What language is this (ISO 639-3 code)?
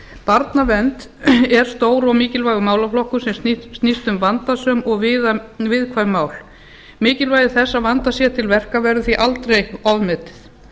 isl